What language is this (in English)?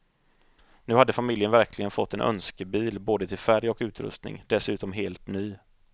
Swedish